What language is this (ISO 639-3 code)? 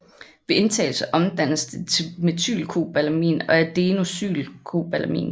dan